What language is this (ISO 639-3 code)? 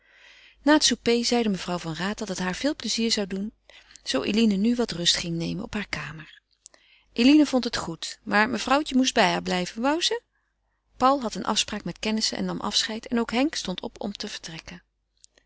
nld